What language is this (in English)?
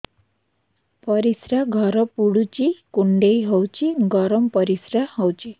Odia